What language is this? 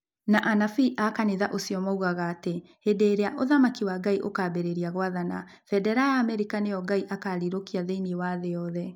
Kikuyu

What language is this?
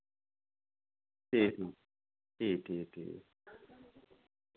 Dogri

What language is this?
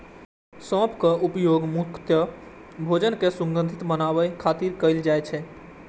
Maithili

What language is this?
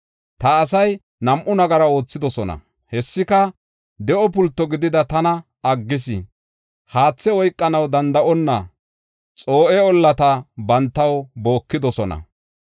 Gofa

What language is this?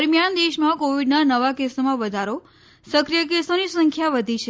Gujarati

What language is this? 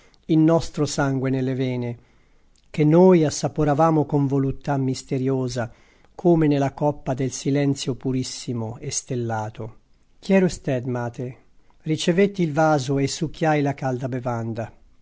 Italian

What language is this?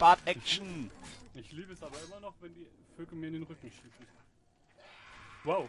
German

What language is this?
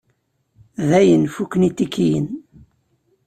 Kabyle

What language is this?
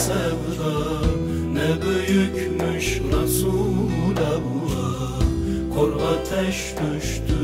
Turkish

